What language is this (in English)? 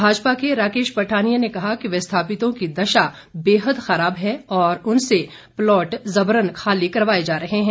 Hindi